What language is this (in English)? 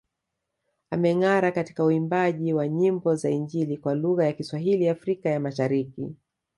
Swahili